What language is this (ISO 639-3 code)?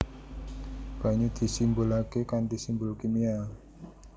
jav